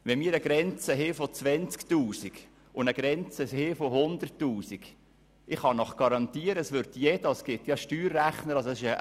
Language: Swiss German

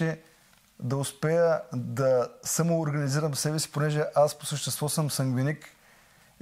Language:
Bulgarian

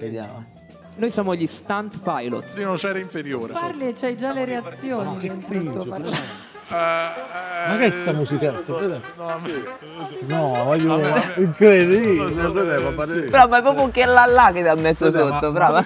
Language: Italian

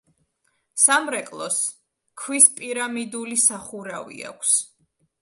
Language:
Georgian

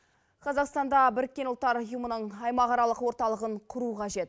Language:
Kazakh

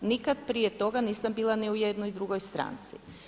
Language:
Croatian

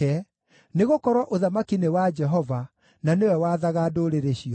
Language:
Kikuyu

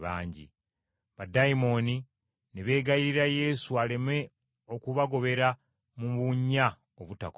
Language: Ganda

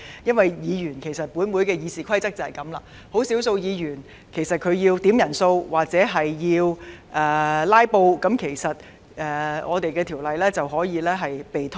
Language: Cantonese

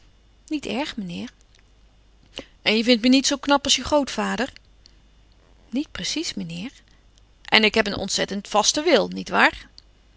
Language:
Dutch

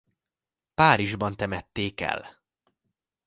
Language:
Hungarian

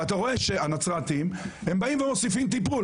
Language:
Hebrew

